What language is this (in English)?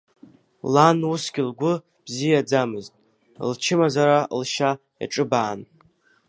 Abkhazian